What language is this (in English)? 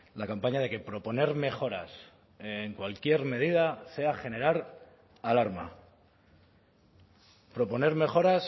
Spanish